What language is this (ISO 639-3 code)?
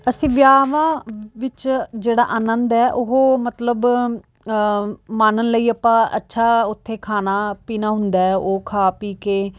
pan